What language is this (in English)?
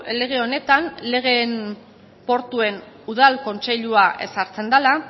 Basque